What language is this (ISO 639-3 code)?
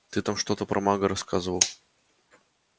rus